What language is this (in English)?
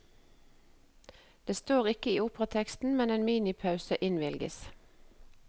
Norwegian